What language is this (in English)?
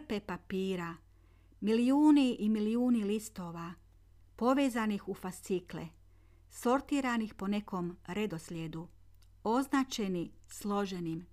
Croatian